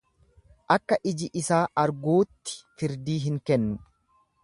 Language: Oromo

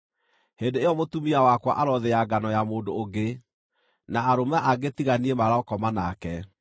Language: Kikuyu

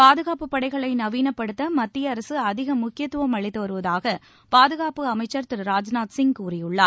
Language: Tamil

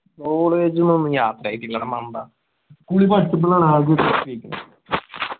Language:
Malayalam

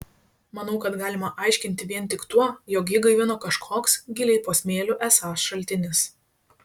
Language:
Lithuanian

